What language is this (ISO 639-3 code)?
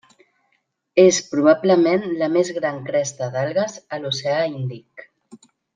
cat